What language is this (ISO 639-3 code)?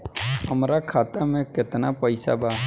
bho